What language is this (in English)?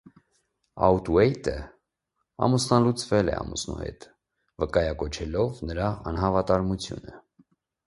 Armenian